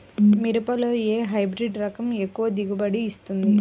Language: Telugu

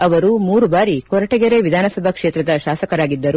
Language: Kannada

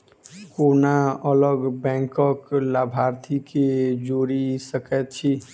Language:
Maithili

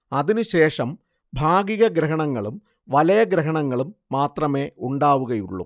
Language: Malayalam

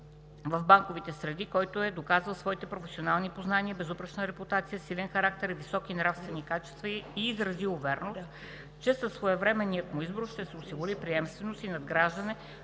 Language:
Bulgarian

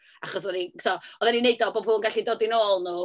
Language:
Welsh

